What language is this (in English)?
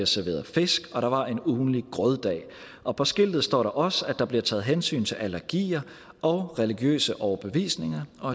Danish